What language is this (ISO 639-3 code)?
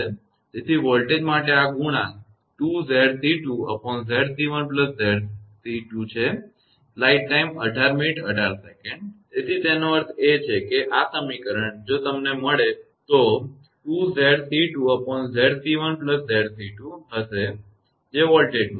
guj